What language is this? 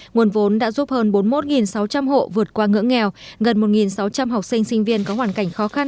Vietnamese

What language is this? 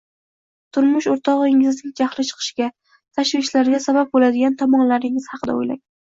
Uzbek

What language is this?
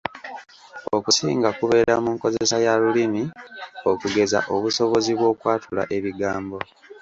Ganda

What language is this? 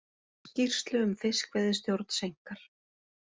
Icelandic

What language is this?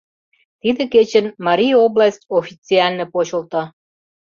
Mari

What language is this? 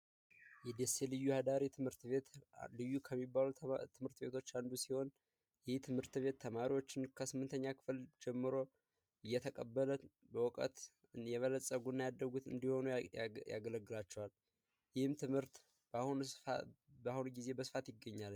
Amharic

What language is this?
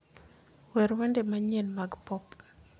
Luo (Kenya and Tanzania)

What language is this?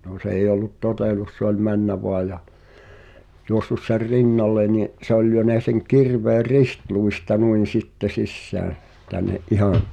Finnish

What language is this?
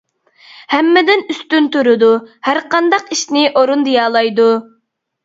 Uyghur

